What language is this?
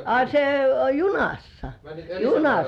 Finnish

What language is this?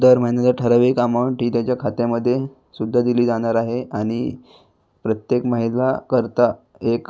Marathi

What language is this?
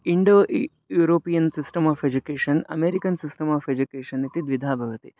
Sanskrit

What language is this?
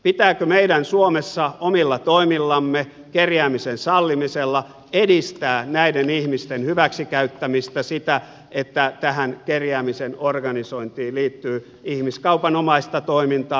Finnish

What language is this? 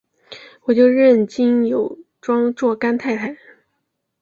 Chinese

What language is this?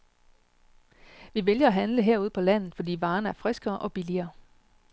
Danish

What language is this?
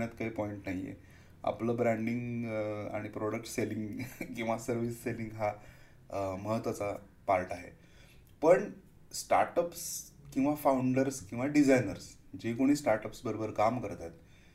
Marathi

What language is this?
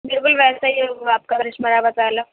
Urdu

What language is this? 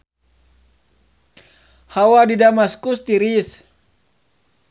Sundanese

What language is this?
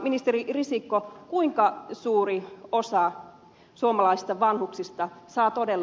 Finnish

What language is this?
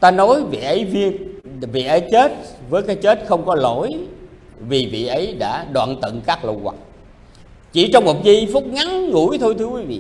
Vietnamese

